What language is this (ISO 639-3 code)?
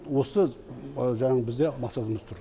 kaz